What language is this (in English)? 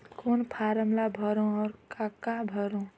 Chhattisgarhi